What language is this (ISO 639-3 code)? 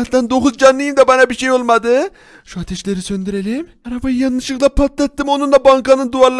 tur